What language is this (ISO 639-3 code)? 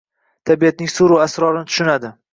uzb